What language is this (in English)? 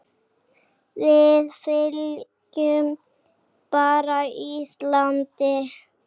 Icelandic